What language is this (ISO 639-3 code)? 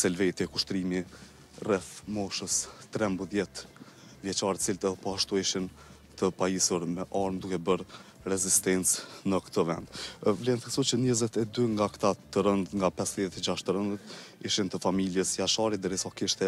ron